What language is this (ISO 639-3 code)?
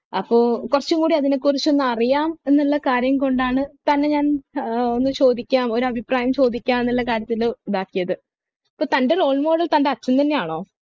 mal